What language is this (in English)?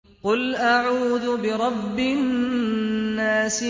Arabic